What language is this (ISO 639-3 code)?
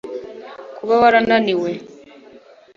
kin